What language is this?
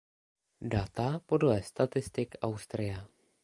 Czech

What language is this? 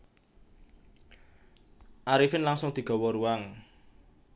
Javanese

